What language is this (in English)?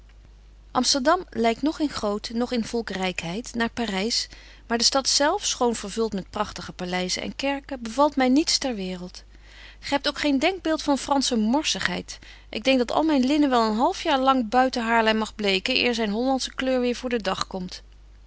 Dutch